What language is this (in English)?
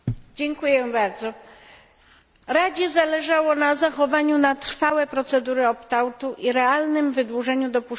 Polish